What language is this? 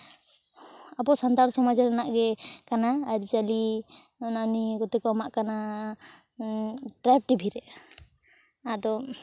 Santali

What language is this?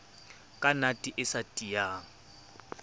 Southern Sotho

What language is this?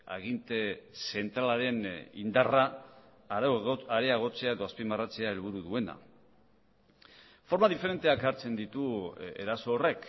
Basque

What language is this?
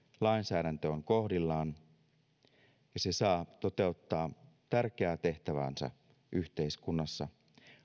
Finnish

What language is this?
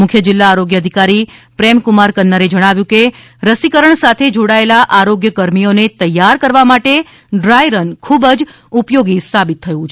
Gujarati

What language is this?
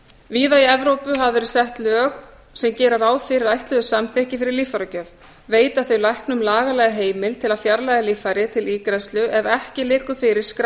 Icelandic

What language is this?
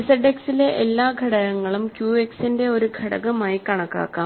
Malayalam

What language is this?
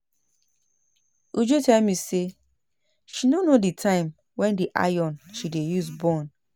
Nigerian Pidgin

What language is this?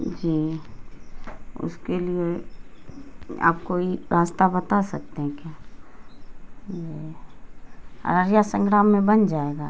Urdu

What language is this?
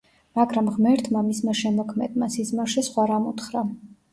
Georgian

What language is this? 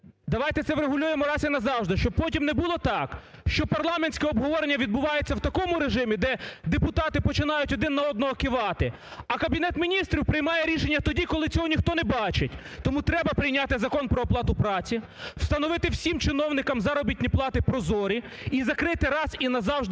Ukrainian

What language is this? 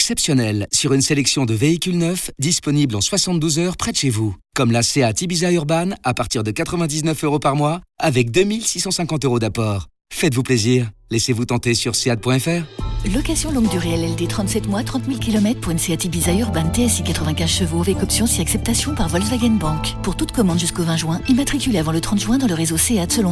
French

